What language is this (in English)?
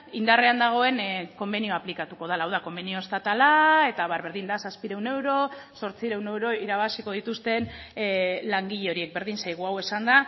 Basque